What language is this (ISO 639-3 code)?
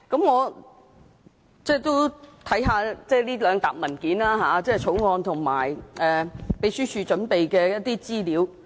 yue